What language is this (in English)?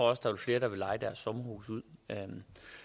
Danish